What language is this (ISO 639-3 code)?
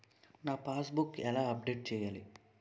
tel